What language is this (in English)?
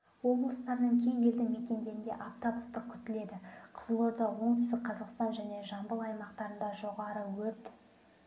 Kazakh